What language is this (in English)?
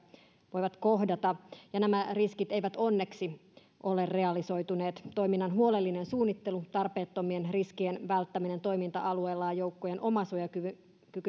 Finnish